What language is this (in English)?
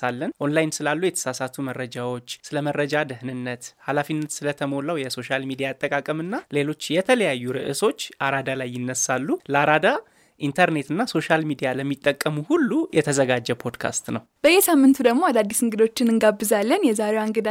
Amharic